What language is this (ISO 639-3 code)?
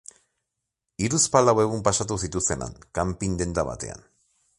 eus